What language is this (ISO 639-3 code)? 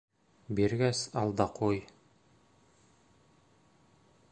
bak